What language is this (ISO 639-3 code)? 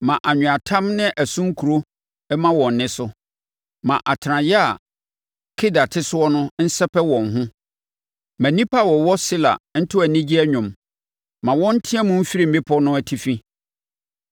aka